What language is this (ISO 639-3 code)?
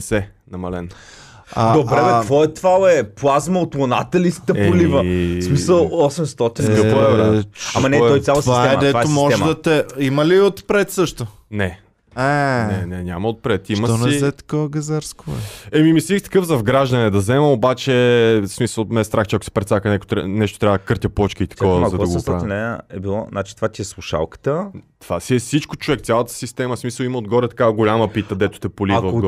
bul